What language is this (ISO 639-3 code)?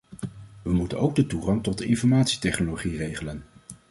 nld